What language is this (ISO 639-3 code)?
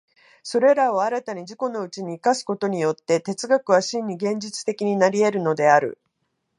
jpn